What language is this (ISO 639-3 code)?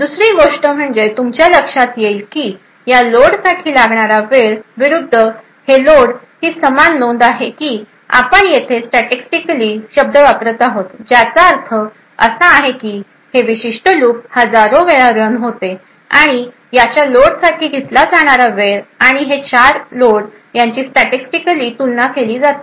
mar